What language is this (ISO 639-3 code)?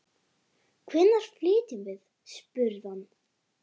isl